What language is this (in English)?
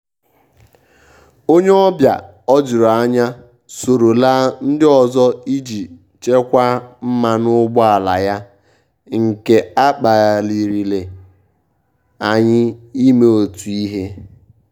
Igbo